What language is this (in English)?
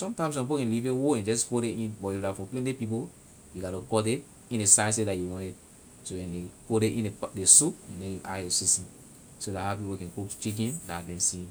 Liberian English